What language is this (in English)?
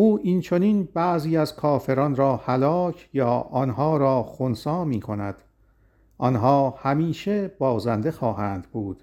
Persian